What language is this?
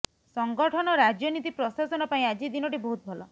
Odia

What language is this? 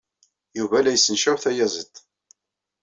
Kabyle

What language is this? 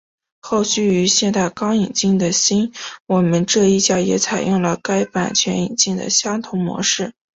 Chinese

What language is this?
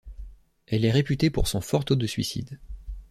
French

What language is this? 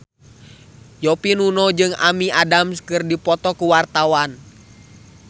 Sundanese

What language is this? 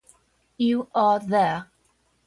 English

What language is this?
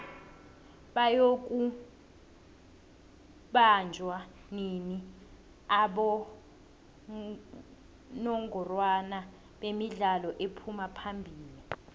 South Ndebele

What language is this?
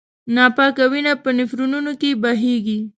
Pashto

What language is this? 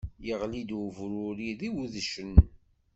Kabyle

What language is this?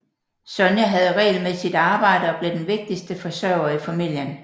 Danish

